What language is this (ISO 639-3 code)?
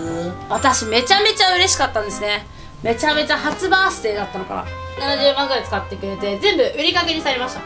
jpn